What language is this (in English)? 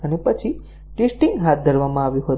Gujarati